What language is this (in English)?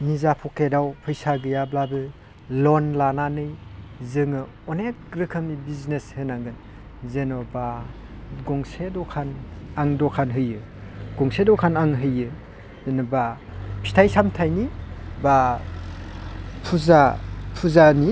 Bodo